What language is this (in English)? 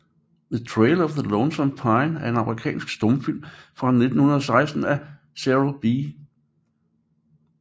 Danish